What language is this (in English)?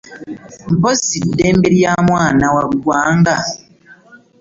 Ganda